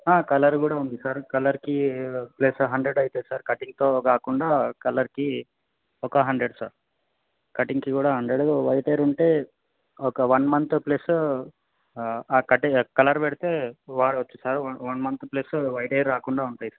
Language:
Telugu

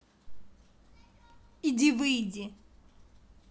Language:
Russian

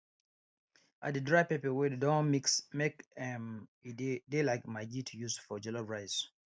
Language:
Nigerian Pidgin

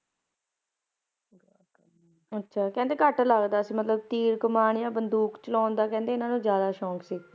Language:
Punjabi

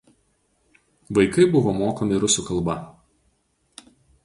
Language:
Lithuanian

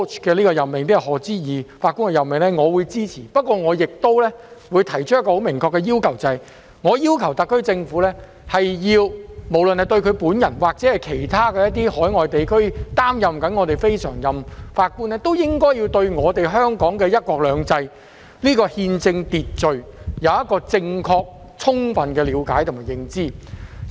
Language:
Cantonese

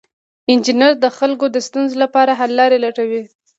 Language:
Pashto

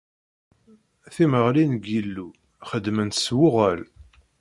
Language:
Kabyle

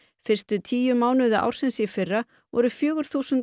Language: Icelandic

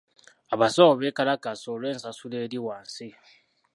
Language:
Ganda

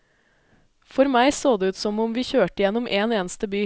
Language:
Norwegian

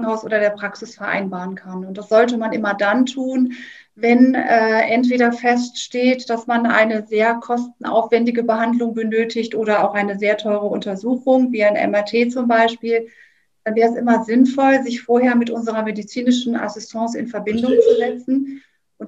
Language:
German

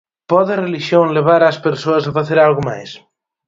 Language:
Galician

